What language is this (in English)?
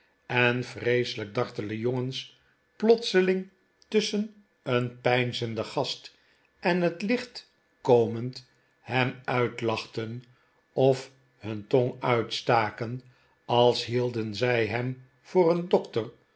Dutch